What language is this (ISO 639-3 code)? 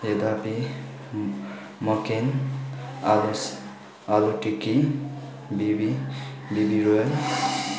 nep